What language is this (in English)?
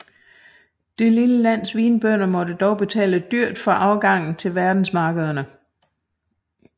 Danish